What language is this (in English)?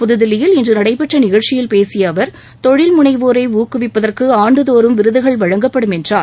Tamil